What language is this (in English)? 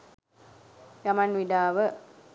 Sinhala